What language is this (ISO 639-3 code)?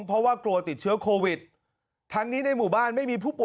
tha